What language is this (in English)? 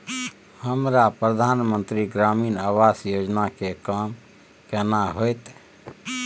Maithili